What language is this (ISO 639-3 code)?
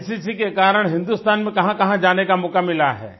hin